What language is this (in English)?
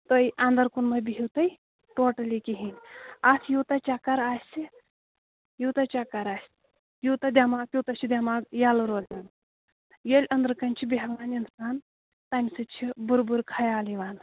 Kashmiri